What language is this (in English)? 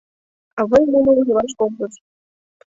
Mari